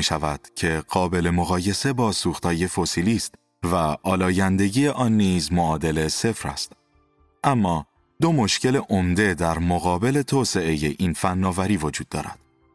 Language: Persian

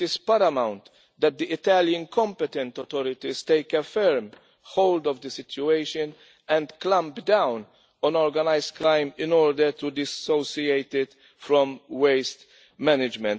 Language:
English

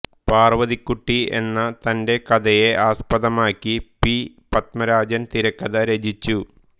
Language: Malayalam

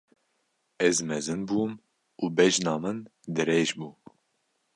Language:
Kurdish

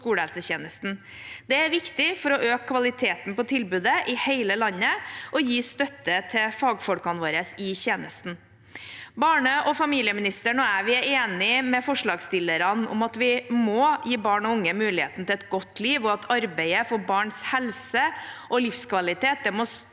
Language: Norwegian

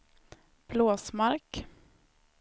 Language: Swedish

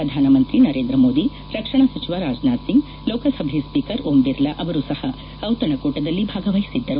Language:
Kannada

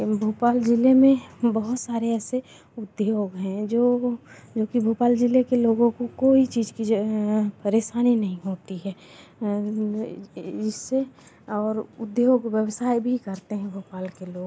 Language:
Hindi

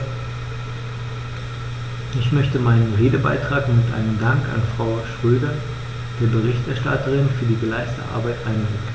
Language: German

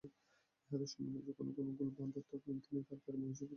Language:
Bangla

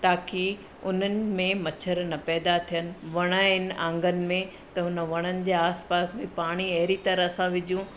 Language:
Sindhi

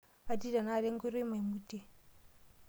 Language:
Masai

